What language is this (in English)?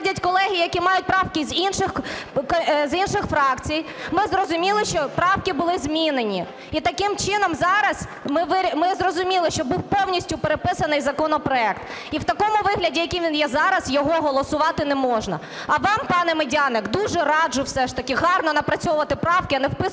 Ukrainian